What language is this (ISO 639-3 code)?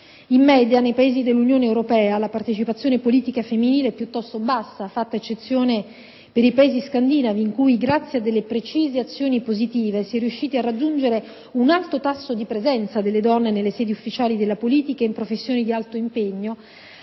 ita